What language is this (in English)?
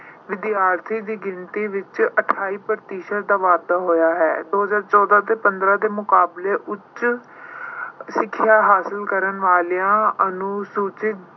Punjabi